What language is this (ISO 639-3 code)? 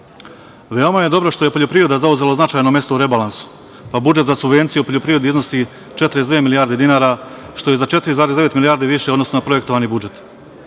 srp